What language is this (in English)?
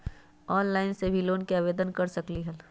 Magahi